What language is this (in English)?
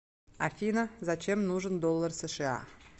Russian